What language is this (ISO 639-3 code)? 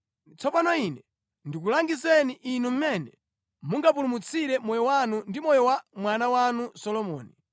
nya